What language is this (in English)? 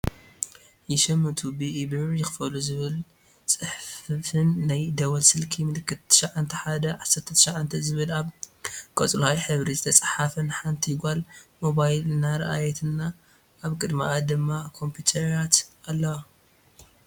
Tigrinya